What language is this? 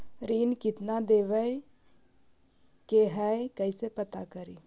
Magahi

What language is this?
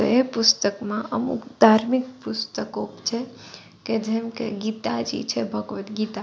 Gujarati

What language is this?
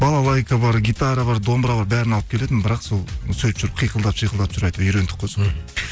Kazakh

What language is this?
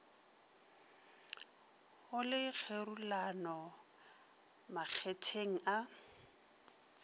Northern Sotho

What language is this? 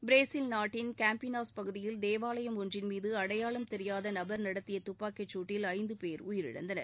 Tamil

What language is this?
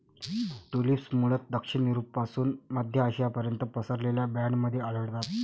Marathi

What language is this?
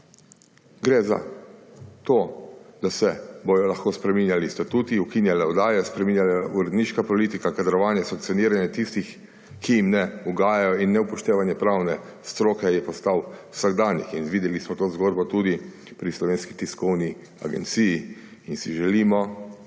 Slovenian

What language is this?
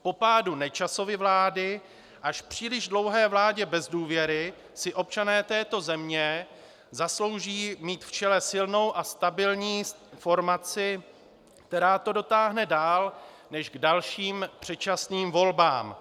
Czech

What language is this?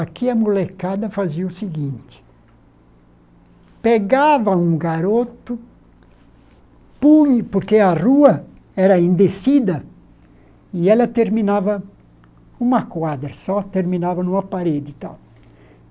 Portuguese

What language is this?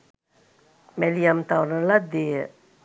Sinhala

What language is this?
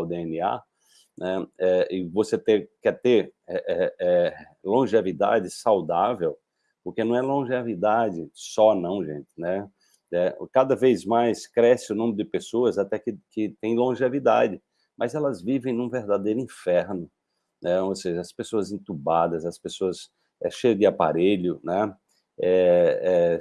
Portuguese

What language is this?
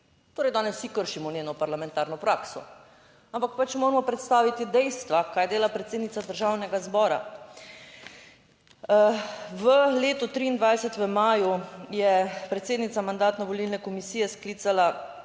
Slovenian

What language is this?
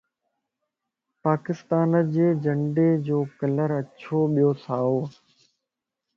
Lasi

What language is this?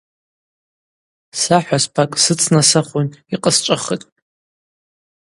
Abaza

